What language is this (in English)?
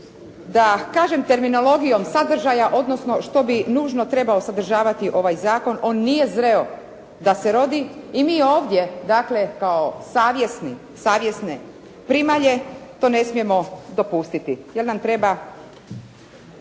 Croatian